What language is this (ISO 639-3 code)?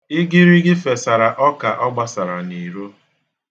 ibo